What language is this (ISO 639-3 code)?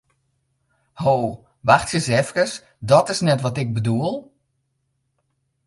fry